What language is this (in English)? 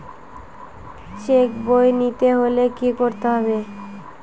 Bangla